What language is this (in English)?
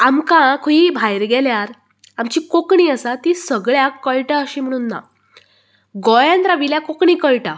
Konkani